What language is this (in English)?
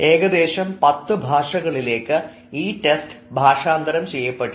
Malayalam